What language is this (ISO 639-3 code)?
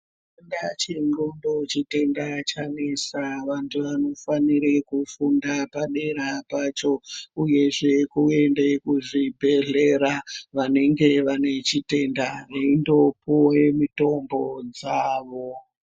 ndc